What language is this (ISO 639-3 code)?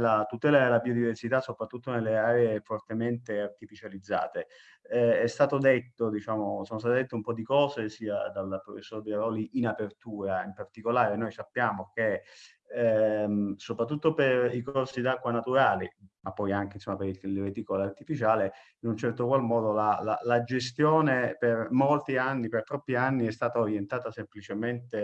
ita